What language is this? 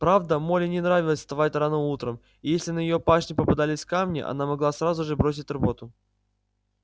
Russian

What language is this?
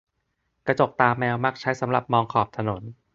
Thai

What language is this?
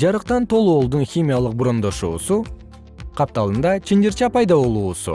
Kyrgyz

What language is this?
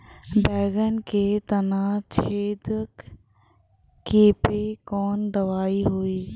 Bhojpuri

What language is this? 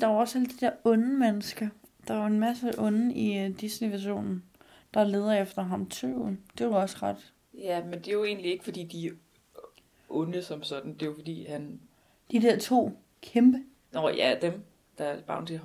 Danish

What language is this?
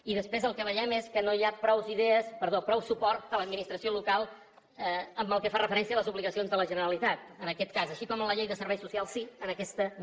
Catalan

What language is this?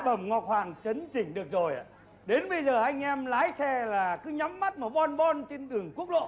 Vietnamese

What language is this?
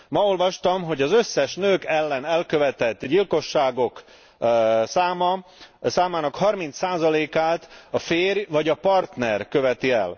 Hungarian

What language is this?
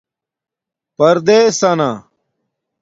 Domaaki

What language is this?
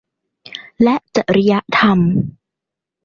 Thai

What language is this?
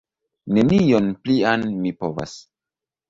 Esperanto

